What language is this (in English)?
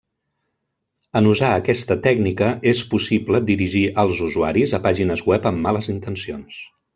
Catalan